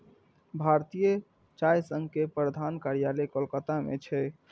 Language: Maithili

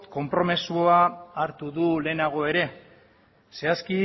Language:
Basque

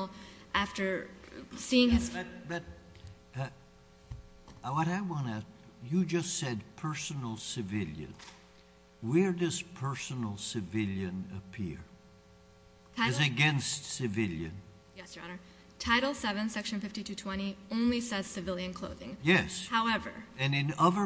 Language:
English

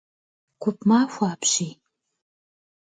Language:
Kabardian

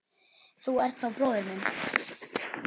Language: Icelandic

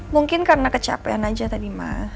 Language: Indonesian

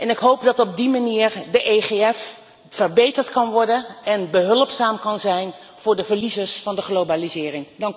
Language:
Dutch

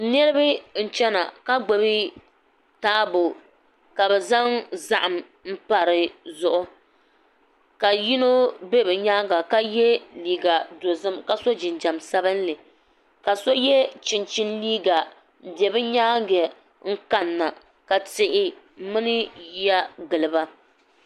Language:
Dagbani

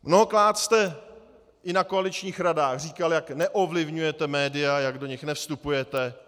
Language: Czech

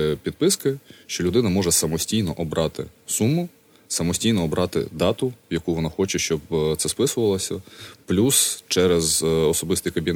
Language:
Ukrainian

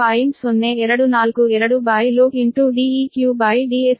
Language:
Kannada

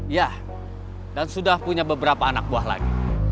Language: Indonesian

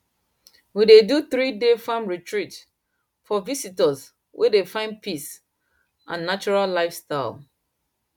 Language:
Nigerian Pidgin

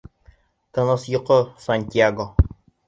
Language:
Bashkir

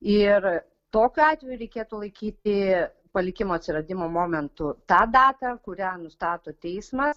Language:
Lithuanian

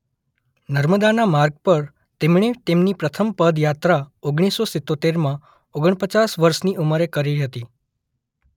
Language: Gujarati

